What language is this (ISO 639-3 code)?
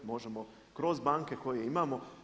hrv